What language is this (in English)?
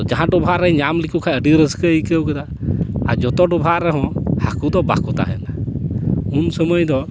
Santali